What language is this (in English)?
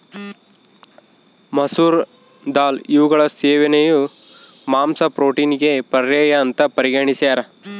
Kannada